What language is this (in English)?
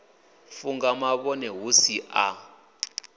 Venda